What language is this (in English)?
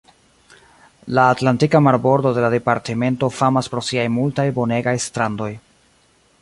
Esperanto